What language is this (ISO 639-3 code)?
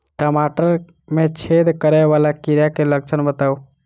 mai